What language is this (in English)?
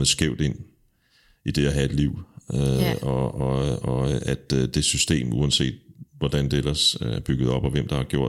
Danish